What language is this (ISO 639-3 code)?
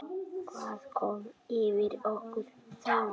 isl